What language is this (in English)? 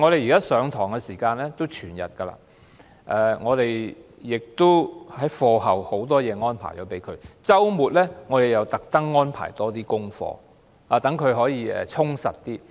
Cantonese